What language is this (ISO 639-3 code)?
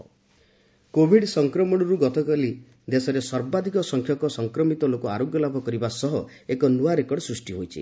ori